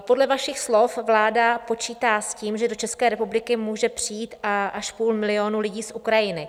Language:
Czech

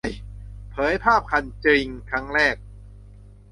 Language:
Thai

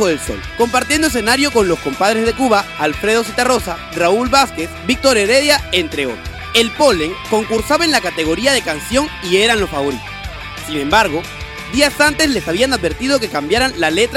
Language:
Spanish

